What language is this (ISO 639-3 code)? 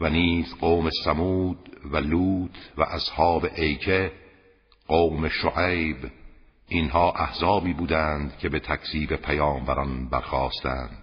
fas